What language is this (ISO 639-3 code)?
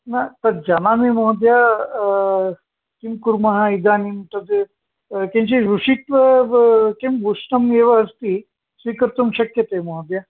san